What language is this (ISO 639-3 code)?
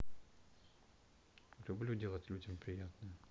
rus